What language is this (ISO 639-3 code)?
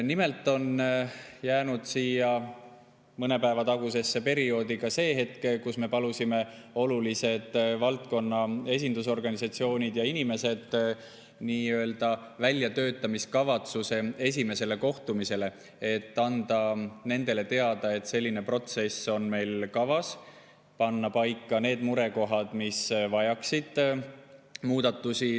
est